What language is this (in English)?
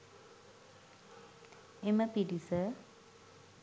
Sinhala